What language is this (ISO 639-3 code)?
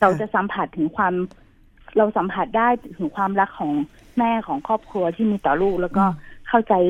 tha